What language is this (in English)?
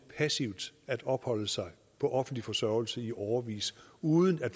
Danish